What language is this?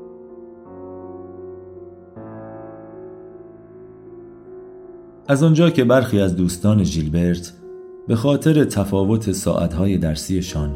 Persian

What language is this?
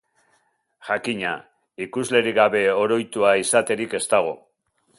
Basque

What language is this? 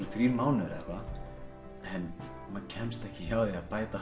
Icelandic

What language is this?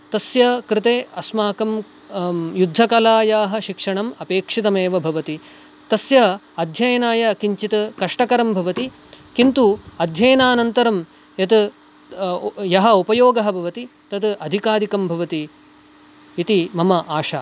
Sanskrit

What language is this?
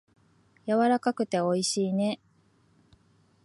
Japanese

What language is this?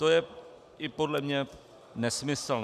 Czech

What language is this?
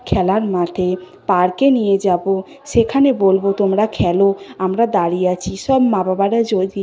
Bangla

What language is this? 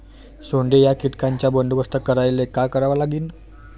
Marathi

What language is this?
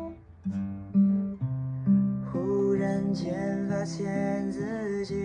Chinese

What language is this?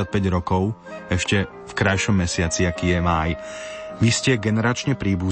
Slovak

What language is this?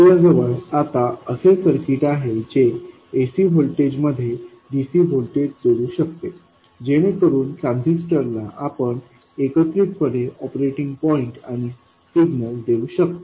Marathi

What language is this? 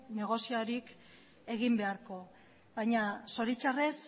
Basque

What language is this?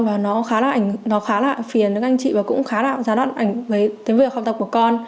Vietnamese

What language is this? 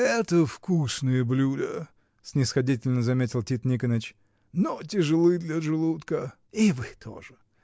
Russian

